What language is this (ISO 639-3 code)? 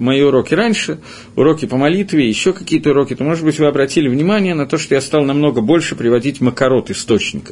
rus